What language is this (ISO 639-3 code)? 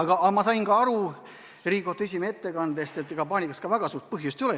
est